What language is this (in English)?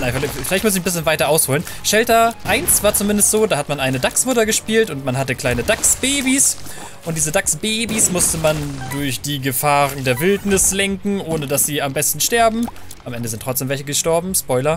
German